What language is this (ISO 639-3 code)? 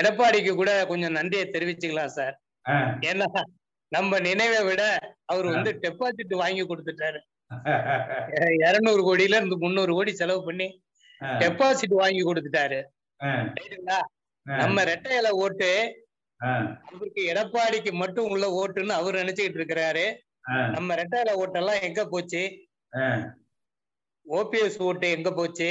tam